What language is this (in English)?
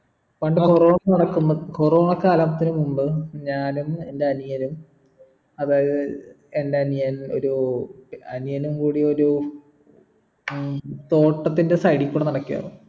Malayalam